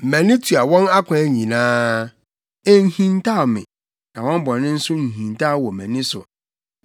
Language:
Akan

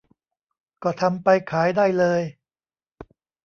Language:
Thai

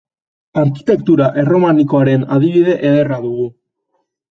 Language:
Basque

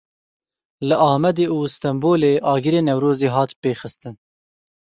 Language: Kurdish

